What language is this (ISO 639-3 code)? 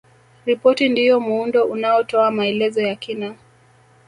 swa